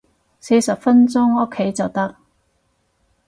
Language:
Cantonese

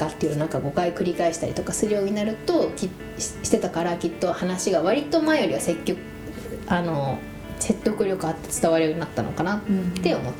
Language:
Japanese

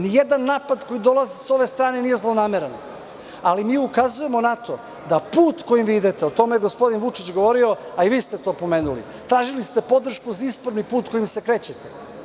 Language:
Serbian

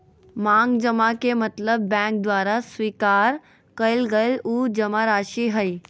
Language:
Magahi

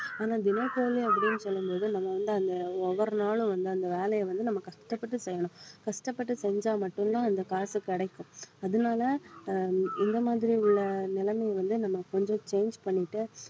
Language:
Tamil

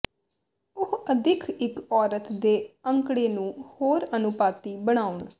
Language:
Punjabi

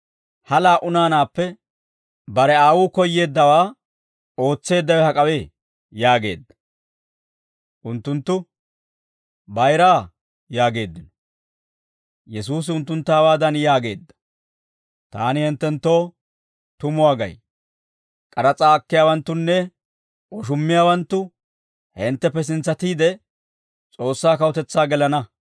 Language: Dawro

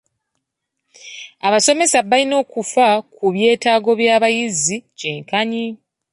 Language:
Ganda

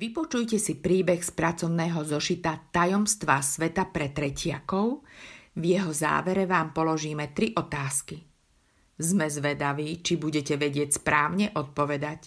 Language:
Slovak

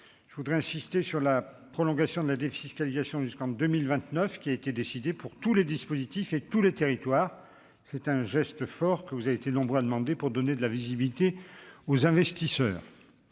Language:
French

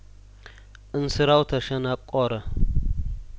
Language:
Amharic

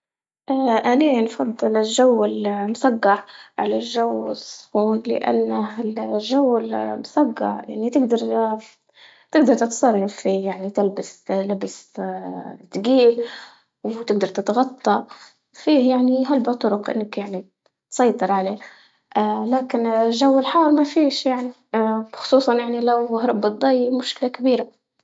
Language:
Libyan Arabic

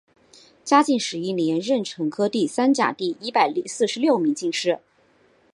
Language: Chinese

